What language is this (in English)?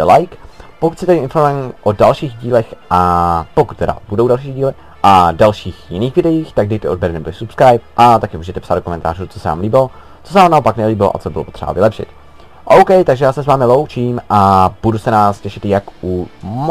Czech